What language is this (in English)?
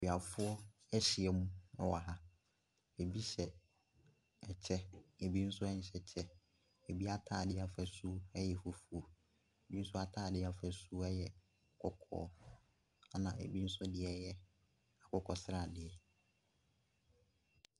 Akan